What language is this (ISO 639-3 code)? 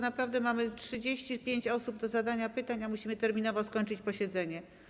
pol